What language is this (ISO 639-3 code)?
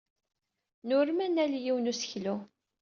kab